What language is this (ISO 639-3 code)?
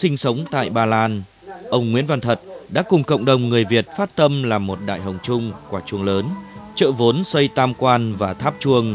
vie